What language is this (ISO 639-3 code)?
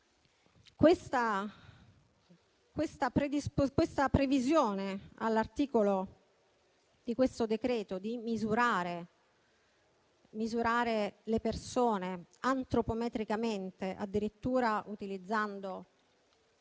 ita